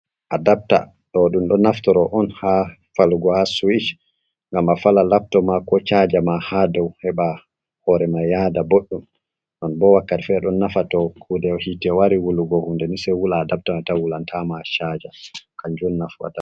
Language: Fula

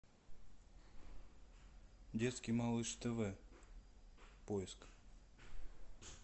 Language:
Russian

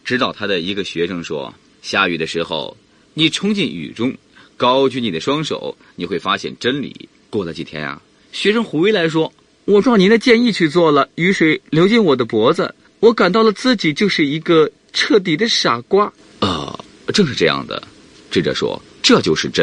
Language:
Chinese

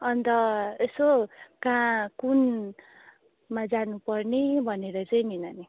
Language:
Nepali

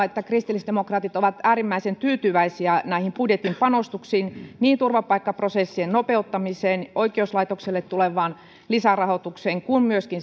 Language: Finnish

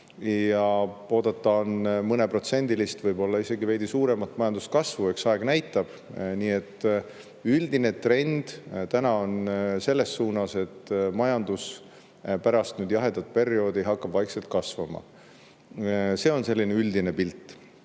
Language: Estonian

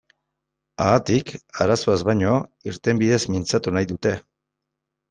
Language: Basque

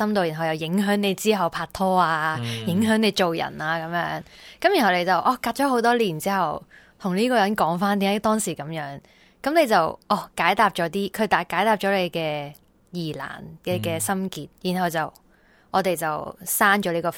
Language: Chinese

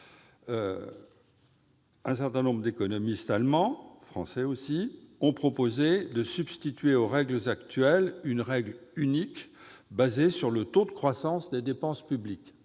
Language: French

